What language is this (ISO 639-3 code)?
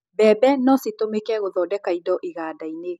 kik